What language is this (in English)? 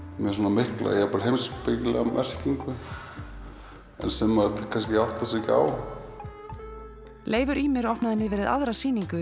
Icelandic